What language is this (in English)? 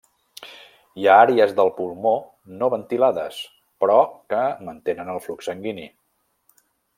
Catalan